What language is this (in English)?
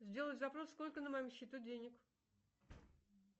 Russian